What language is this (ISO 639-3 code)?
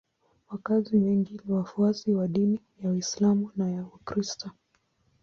swa